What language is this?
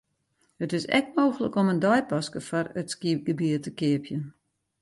Western Frisian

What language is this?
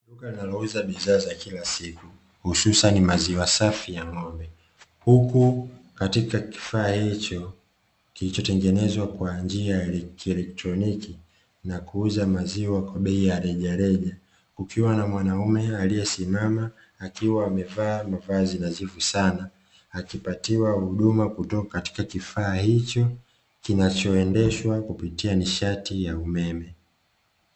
Swahili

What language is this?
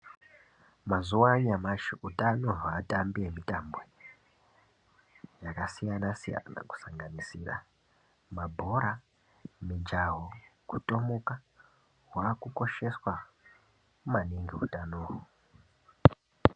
Ndau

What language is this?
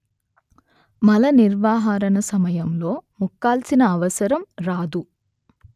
Telugu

